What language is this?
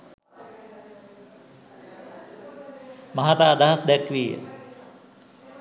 Sinhala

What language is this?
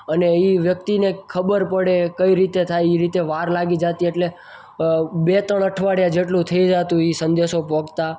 Gujarati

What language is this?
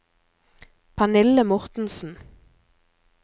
Norwegian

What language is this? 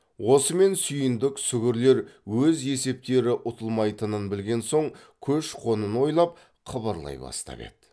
Kazakh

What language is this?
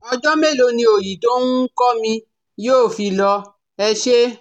Yoruba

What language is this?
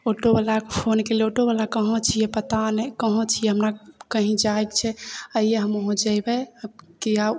Maithili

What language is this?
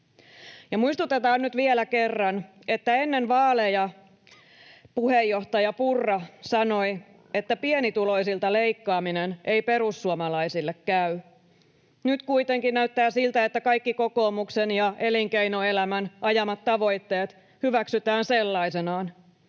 Finnish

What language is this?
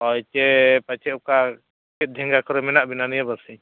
Santali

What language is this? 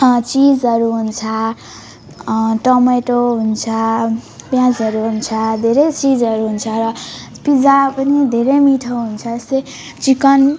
Nepali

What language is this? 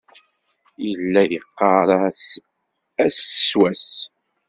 Kabyle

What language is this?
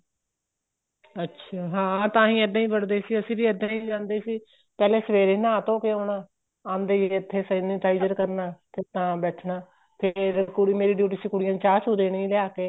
Punjabi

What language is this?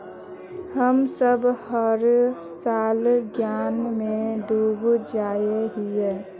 Magahi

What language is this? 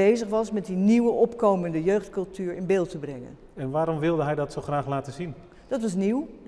Dutch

